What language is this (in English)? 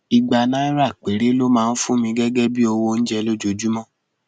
Yoruba